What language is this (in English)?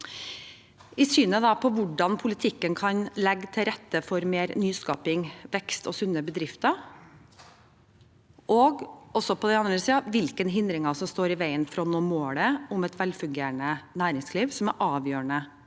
Norwegian